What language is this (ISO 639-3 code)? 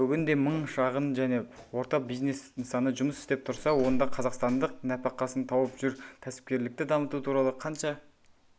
kaz